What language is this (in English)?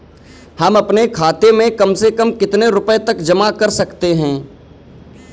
Hindi